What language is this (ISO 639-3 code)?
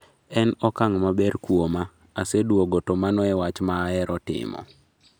luo